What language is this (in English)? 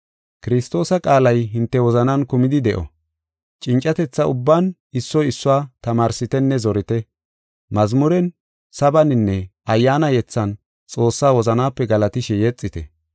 Gofa